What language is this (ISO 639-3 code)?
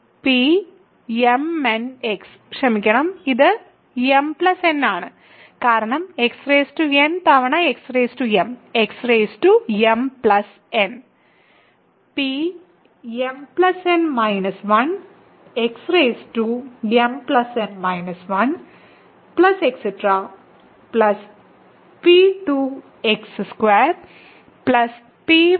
mal